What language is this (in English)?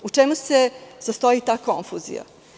Serbian